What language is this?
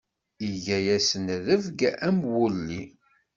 Kabyle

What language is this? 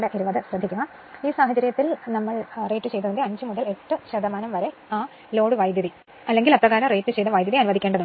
Malayalam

